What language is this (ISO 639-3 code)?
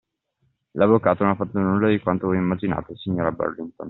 ita